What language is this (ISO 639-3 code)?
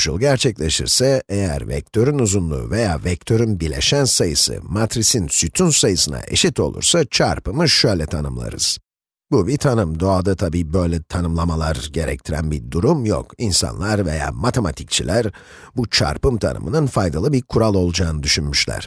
tur